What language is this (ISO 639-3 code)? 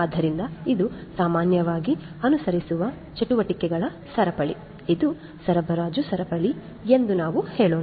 kan